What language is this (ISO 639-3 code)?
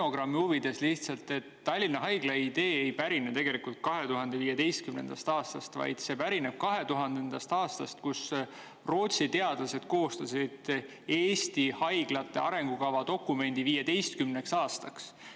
est